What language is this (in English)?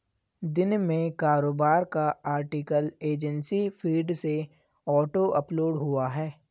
Hindi